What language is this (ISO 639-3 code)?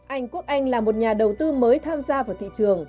vie